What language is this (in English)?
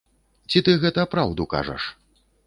Belarusian